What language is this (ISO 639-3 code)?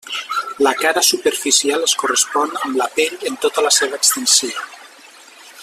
cat